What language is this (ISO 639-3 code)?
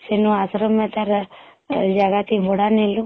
ori